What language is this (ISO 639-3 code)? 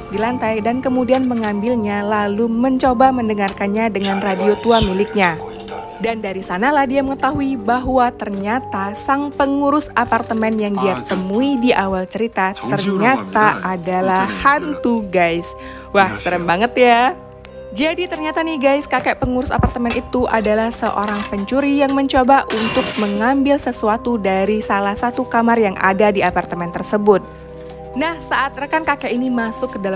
ind